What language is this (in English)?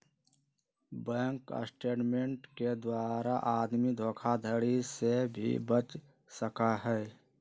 Magahi